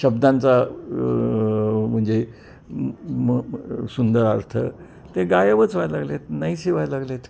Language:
Marathi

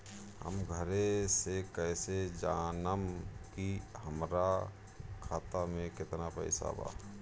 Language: Bhojpuri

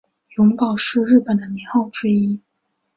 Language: Chinese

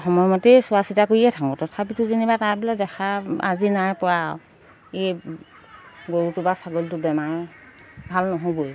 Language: Assamese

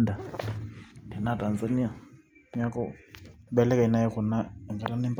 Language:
Masai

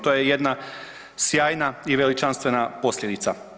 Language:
Croatian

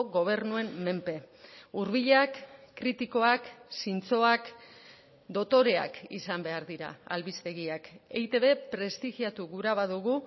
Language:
Basque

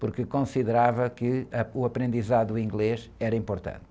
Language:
Portuguese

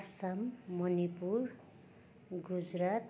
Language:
Nepali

